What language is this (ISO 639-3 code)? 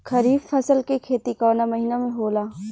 bho